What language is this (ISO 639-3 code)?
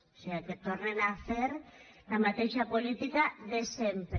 cat